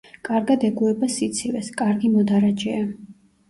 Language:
Georgian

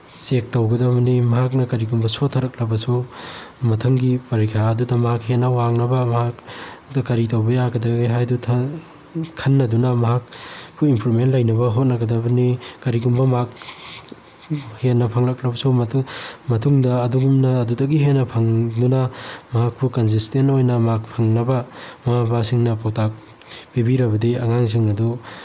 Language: Manipuri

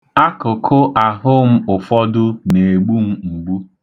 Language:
Igbo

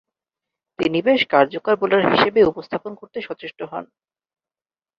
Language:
Bangla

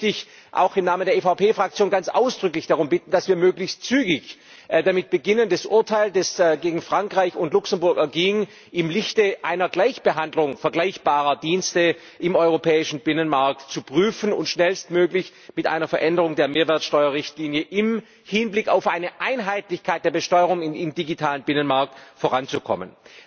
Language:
German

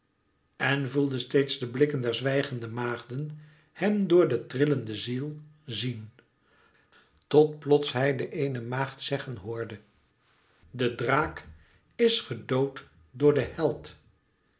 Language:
Dutch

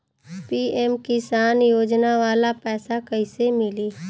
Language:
Bhojpuri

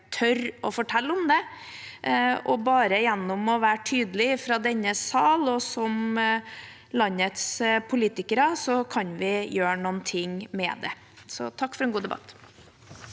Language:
Norwegian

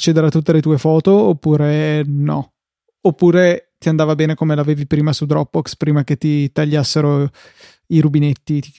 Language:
Italian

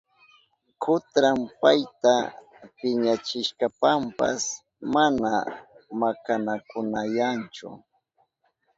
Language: Southern Pastaza Quechua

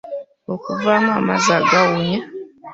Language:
Ganda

